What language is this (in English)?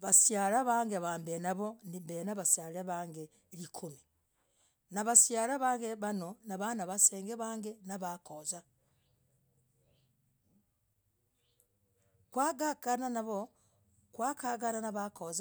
Logooli